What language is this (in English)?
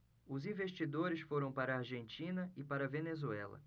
Portuguese